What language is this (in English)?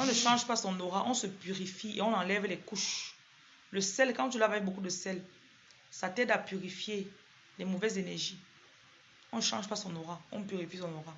French